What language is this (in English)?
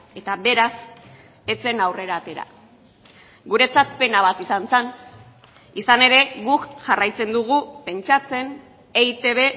Basque